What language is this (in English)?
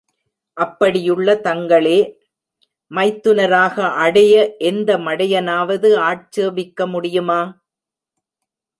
Tamil